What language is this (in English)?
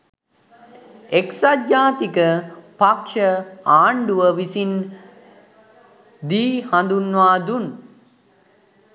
Sinhala